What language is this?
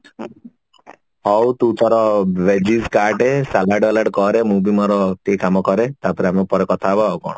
Odia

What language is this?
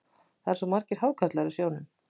Icelandic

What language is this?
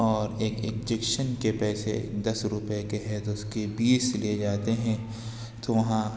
Urdu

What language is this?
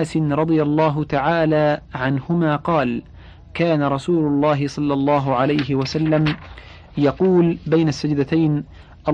Arabic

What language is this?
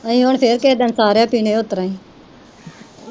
Punjabi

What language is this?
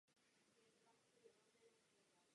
Czech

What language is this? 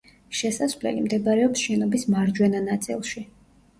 Georgian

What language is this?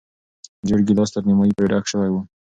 Pashto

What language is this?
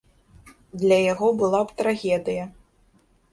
Belarusian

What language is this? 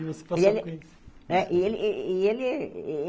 Portuguese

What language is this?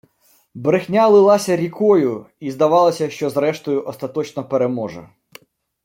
Ukrainian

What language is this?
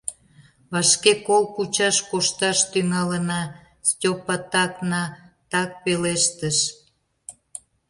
Mari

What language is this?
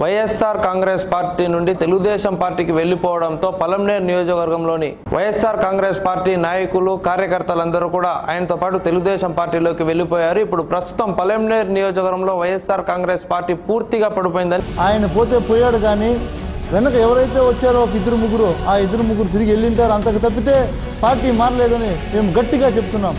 Telugu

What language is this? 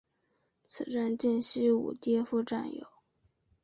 Chinese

